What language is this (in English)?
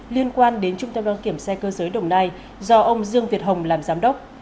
Vietnamese